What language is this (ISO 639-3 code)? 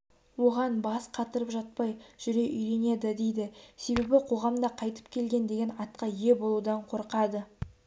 kaz